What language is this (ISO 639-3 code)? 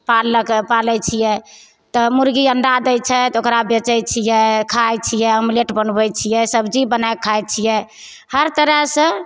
mai